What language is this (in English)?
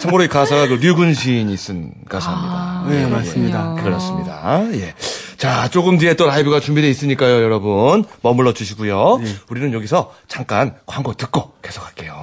Korean